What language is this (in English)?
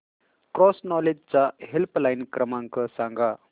Marathi